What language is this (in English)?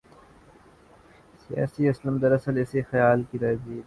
Urdu